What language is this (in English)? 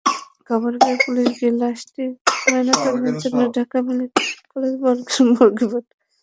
Bangla